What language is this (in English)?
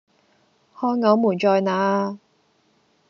Cantonese